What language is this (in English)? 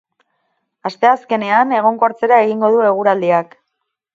Basque